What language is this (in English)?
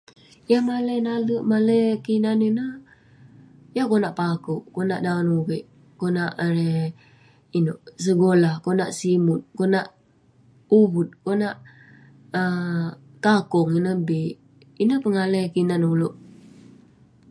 Western Penan